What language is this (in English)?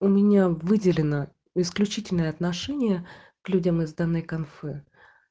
Russian